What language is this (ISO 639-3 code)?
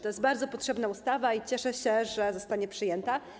pol